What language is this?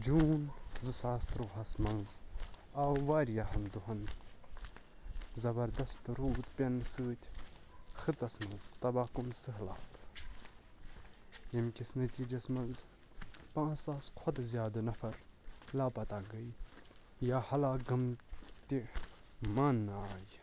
Kashmiri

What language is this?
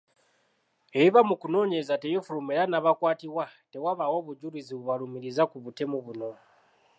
Ganda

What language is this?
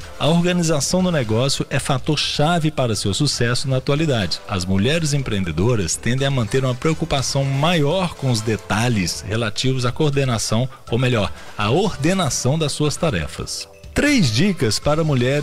Portuguese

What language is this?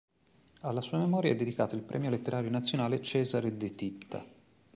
Italian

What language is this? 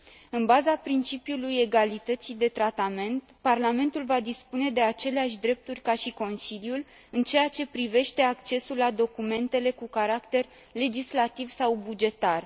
Romanian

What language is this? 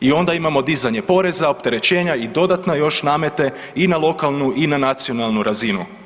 Croatian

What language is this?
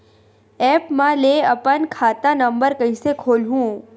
Chhattisgarhi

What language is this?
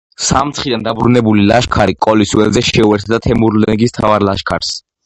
Georgian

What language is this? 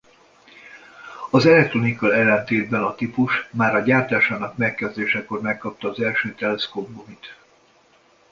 Hungarian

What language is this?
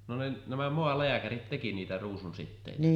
Finnish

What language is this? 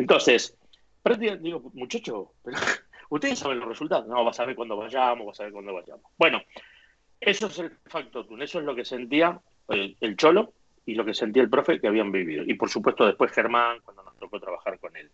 Spanish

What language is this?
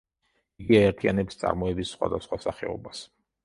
Georgian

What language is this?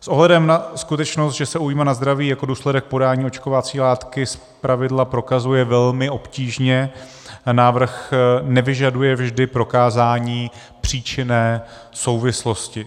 Czech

